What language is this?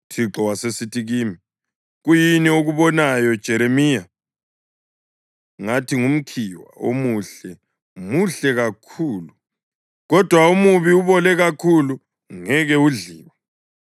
North Ndebele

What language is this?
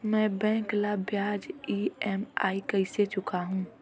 Chhattisgarhi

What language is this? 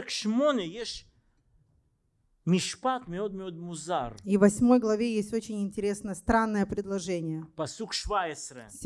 Russian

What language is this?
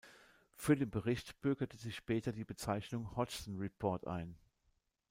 German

